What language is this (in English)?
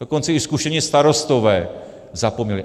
Czech